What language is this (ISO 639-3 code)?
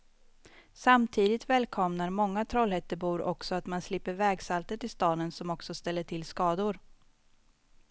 swe